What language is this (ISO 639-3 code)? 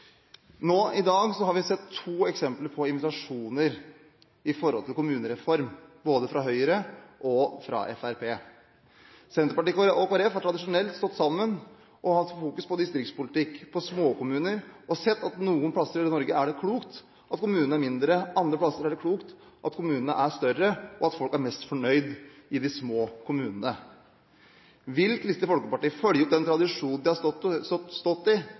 nob